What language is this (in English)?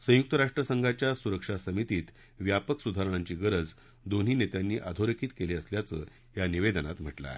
Marathi